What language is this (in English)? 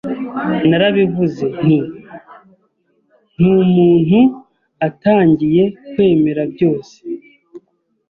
Kinyarwanda